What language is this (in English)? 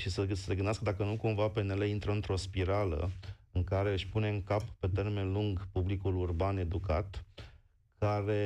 Romanian